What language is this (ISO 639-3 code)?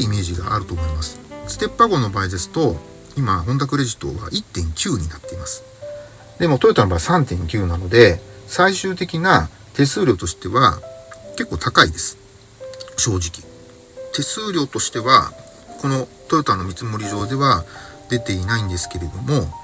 jpn